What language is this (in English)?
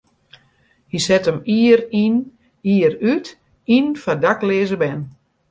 Western Frisian